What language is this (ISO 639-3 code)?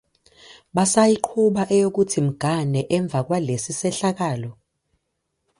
zul